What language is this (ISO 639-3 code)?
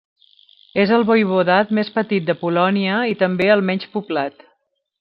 cat